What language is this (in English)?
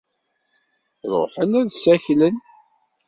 Kabyle